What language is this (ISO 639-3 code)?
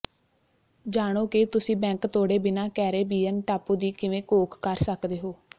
pan